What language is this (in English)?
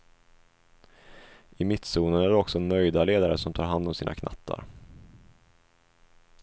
Swedish